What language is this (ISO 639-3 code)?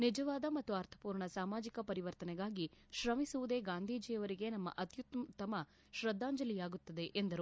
kan